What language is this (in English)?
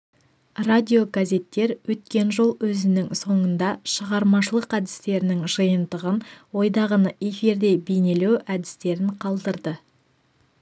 Kazakh